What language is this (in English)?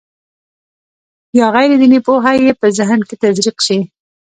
Pashto